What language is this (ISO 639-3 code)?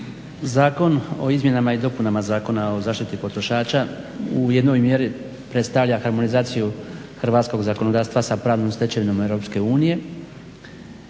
hrv